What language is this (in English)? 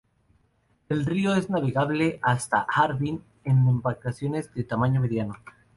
Spanish